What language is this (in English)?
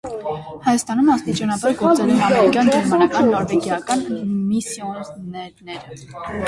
Armenian